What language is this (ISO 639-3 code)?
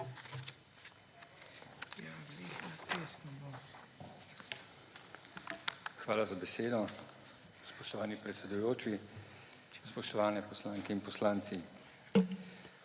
slv